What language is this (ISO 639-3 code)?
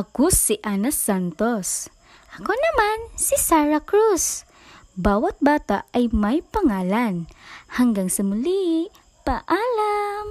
fil